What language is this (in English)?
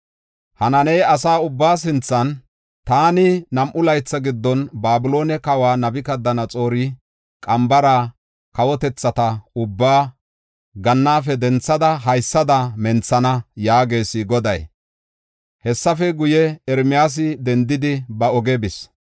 Gofa